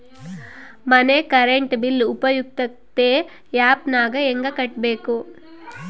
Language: Kannada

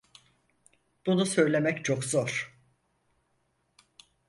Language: Turkish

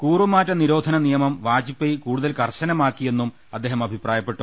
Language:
Malayalam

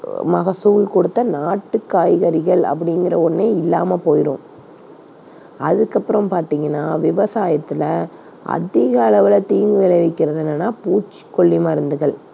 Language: Tamil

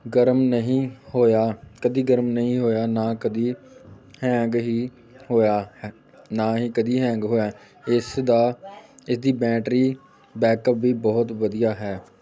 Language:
Punjabi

